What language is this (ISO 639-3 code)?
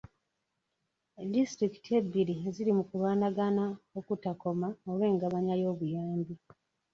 lug